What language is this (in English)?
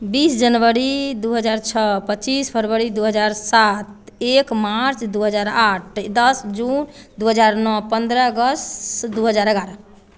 Maithili